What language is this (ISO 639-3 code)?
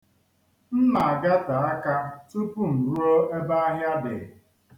ibo